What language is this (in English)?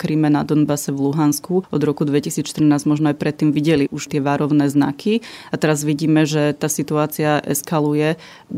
Slovak